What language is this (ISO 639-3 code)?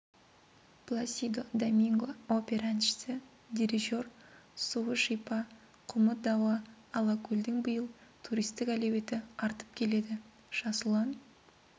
kaz